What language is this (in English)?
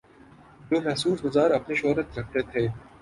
Urdu